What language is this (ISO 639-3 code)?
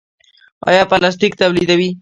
pus